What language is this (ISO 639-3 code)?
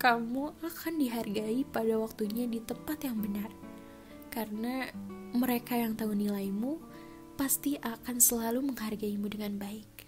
ind